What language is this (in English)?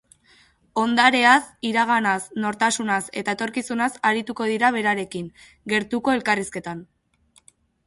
Basque